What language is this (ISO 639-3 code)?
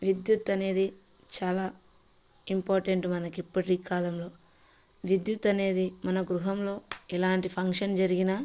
tel